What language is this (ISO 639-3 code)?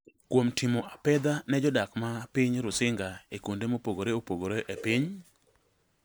luo